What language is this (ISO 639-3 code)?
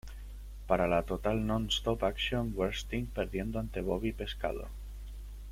spa